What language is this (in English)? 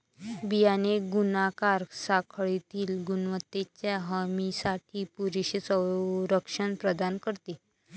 Marathi